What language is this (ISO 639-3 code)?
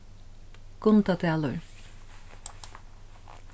fao